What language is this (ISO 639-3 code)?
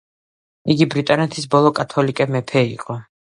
kat